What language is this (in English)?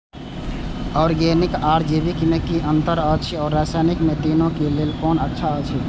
Maithili